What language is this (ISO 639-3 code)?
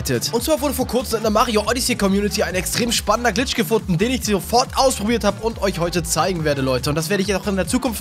deu